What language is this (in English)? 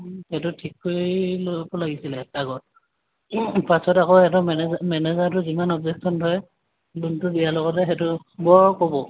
Assamese